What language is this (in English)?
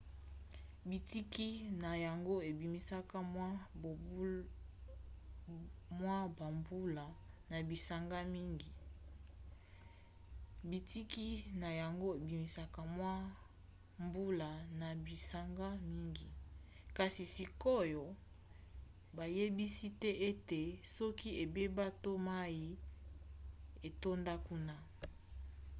Lingala